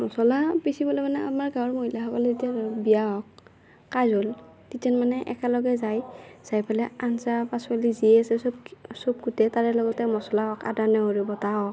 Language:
Assamese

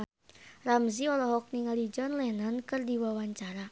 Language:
Sundanese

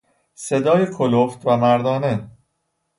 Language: Persian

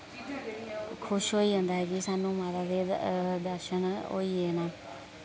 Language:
Dogri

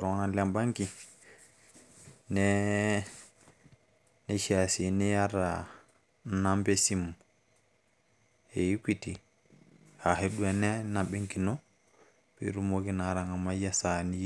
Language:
Masai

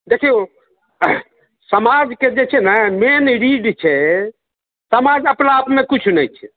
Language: Maithili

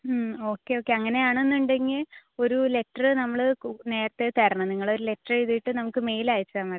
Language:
Malayalam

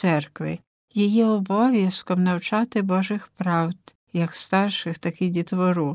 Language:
Ukrainian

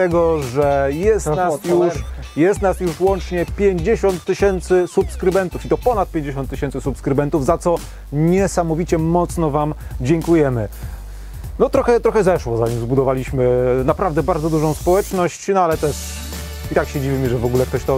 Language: Polish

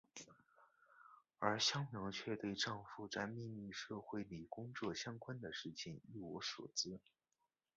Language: Chinese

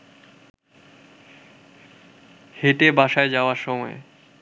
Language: Bangla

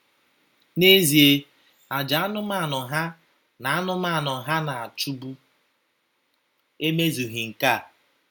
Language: Igbo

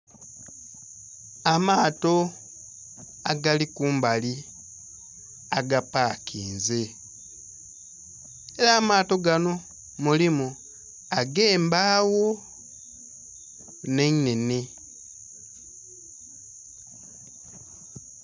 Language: Soga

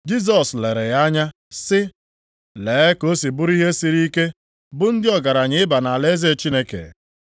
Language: Igbo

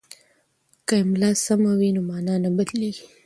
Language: Pashto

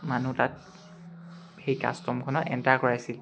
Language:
Assamese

